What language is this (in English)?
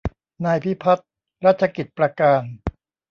Thai